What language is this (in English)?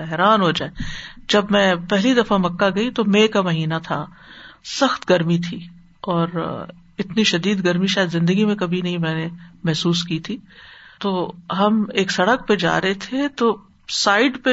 Urdu